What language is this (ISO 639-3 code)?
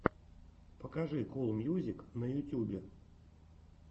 rus